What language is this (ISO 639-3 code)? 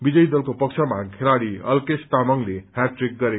nep